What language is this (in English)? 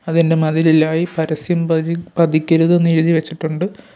Malayalam